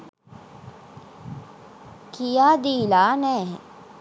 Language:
Sinhala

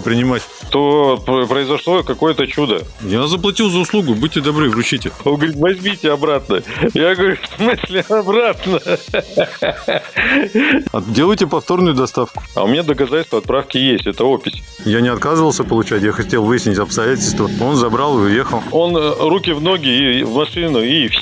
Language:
Russian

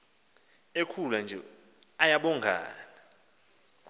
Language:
Xhosa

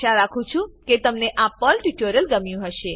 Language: Gujarati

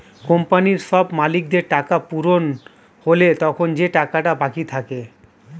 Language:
Bangla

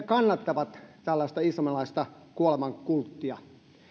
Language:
Finnish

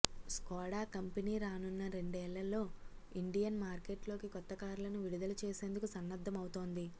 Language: Telugu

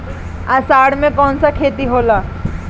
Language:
Bhojpuri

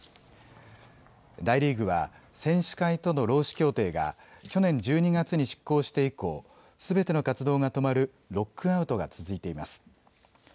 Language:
Japanese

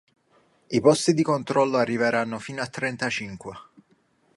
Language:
Italian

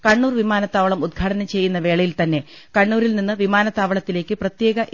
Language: Malayalam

